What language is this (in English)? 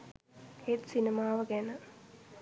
Sinhala